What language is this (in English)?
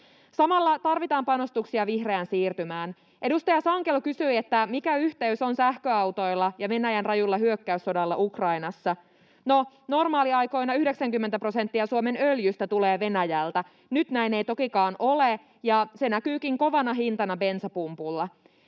Finnish